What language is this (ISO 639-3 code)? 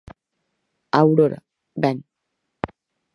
glg